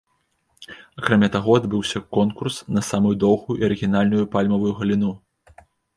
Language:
Belarusian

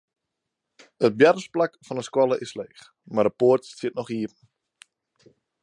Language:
Western Frisian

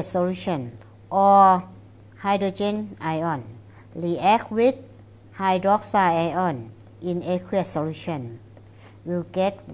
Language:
English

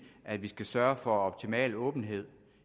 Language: Danish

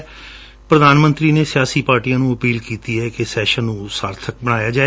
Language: Punjabi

